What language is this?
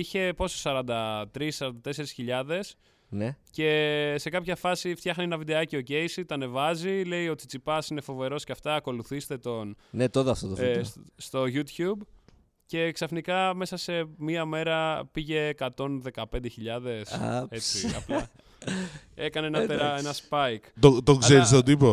Greek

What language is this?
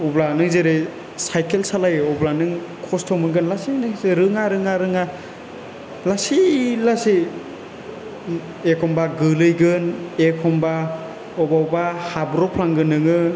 Bodo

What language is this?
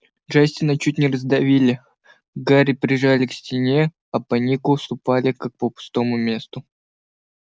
Russian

